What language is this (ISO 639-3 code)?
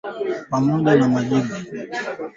swa